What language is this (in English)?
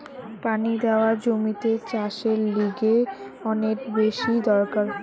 Bangla